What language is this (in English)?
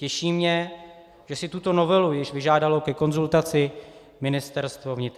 Czech